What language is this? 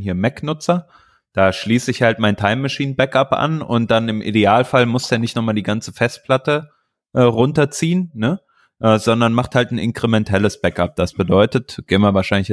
German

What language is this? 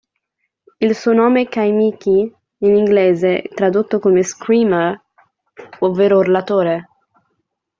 Italian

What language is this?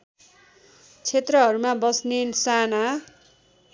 Nepali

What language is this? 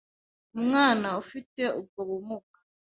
Kinyarwanda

